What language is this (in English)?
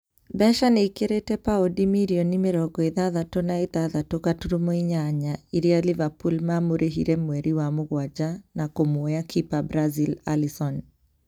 Kikuyu